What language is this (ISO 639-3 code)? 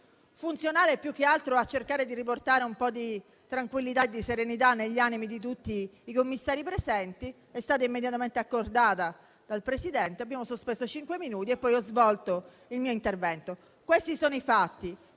ita